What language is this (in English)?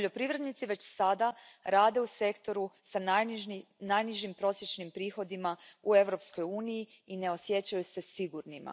Croatian